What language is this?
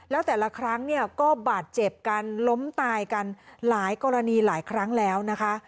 Thai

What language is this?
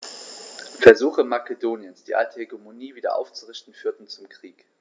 German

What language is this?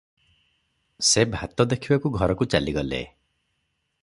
Odia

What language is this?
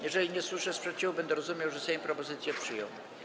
Polish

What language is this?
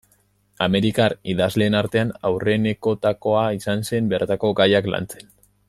Basque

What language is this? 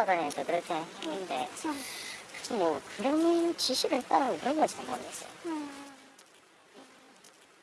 Korean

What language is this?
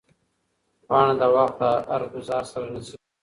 Pashto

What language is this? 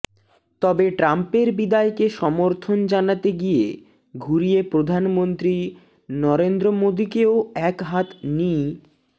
Bangla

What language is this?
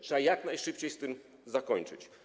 Polish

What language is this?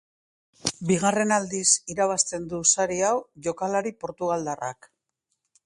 Basque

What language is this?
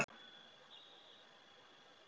Icelandic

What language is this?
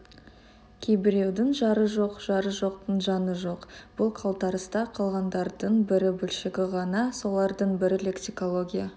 Kazakh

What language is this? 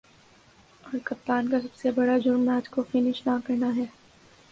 Urdu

